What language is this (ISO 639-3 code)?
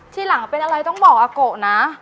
tha